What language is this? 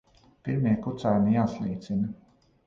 Latvian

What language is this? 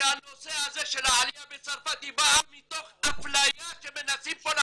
Hebrew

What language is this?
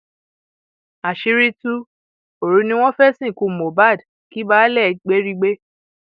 Yoruba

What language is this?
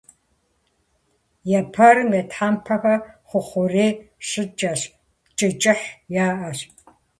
Kabardian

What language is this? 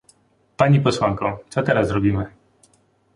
Polish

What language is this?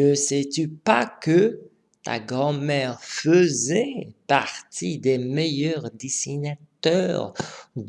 French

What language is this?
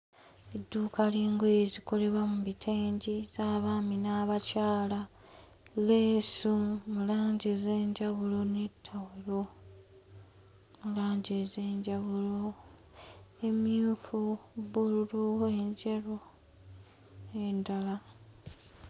Ganda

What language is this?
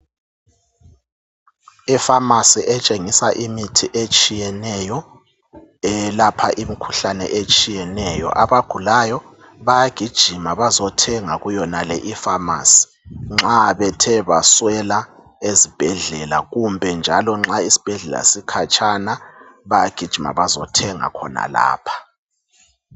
North Ndebele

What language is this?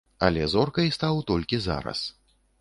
Belarusian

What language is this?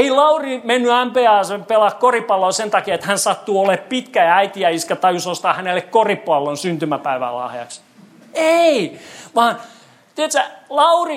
Finnish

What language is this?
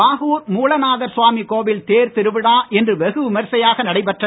Tamil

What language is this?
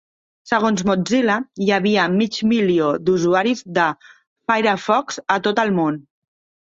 Catalan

